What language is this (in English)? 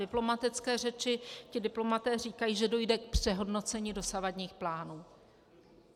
Czech